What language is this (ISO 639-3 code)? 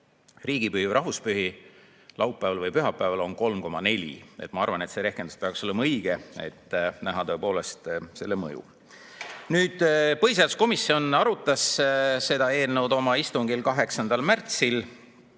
est